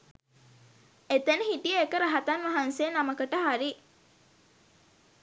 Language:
Sinhala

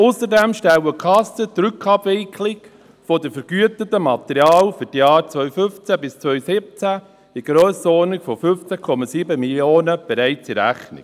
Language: Swiss German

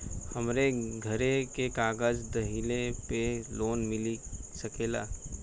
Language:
Bhojpuri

